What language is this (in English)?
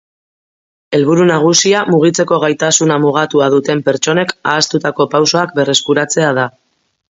Basque